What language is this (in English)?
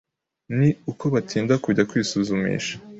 Kinyarwanda